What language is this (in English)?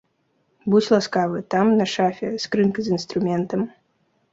Belarusian